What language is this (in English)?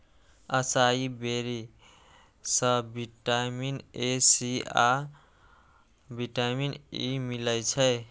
Maithili